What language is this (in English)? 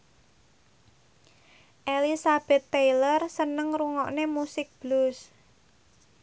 Javanese